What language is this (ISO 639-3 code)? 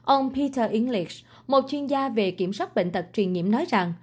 vie